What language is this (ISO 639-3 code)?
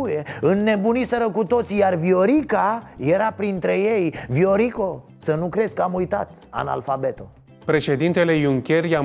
ron